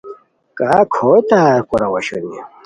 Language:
Khowar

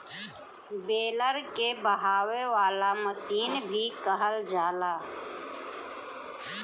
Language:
Bhojpuri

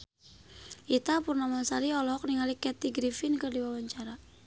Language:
Sundanese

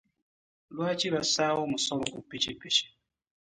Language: Ganda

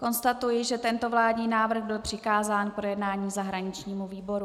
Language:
Czech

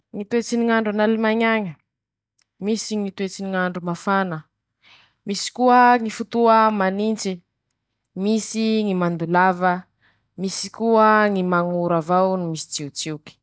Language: Masikoro Malagasy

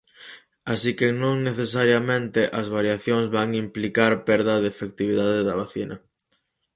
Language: Galician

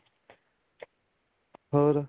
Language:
Punjabi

